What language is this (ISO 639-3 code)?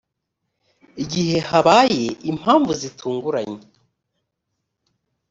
kin